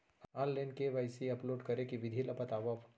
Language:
Chhattisgarhi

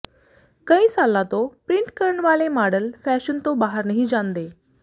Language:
Punjabi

